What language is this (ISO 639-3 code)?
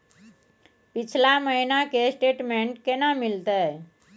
mai